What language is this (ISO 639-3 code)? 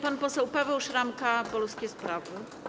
pol